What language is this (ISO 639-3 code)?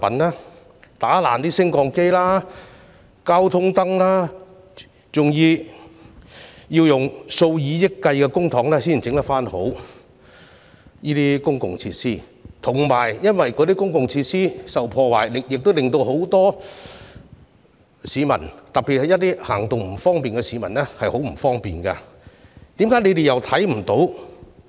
yue